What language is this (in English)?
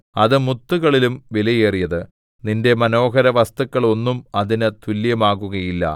Malayalam